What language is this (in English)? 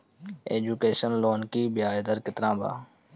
Bhojpuri